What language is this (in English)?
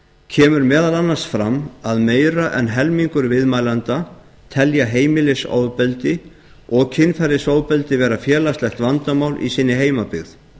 Icelandic